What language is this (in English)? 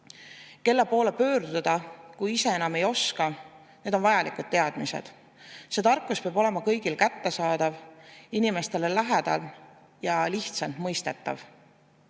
Estonian